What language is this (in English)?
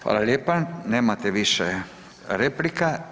Croatian